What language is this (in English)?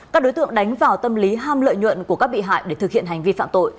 Vietnamese